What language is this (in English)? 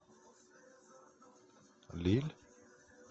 Russian